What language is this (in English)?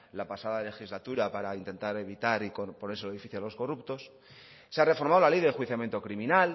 Spanish